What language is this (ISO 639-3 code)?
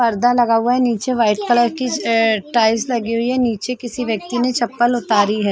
hin